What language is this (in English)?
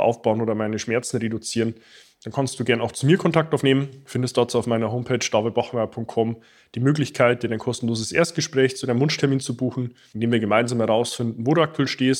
German